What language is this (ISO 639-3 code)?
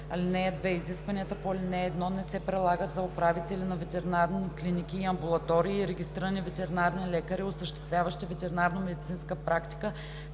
bul